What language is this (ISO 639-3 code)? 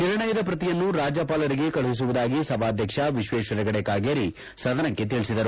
kan